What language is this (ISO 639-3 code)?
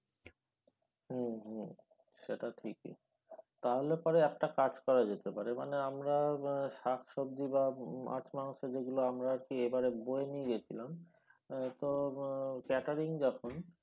ben